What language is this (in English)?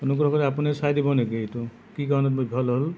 Assamese